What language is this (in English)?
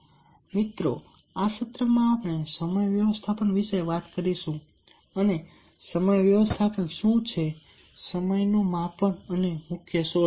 Gujarati